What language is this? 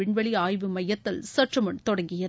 Tamil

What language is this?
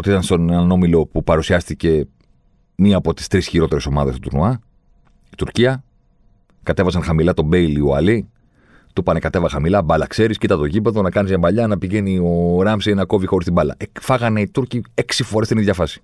Greek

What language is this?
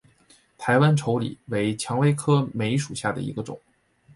Chinese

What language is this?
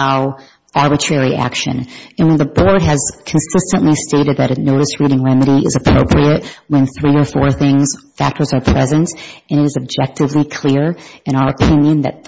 English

